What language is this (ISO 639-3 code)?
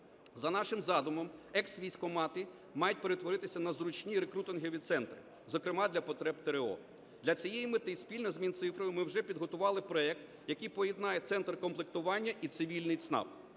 ukr